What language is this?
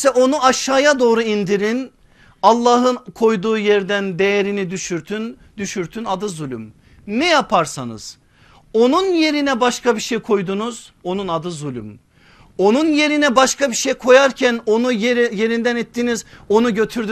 Turkish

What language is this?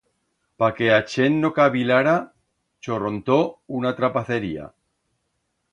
Aragonese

